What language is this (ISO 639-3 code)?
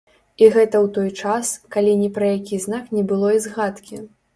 bel